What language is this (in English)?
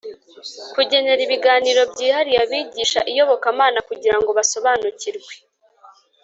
Kinyarwanda